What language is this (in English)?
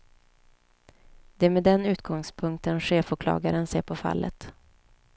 Swedish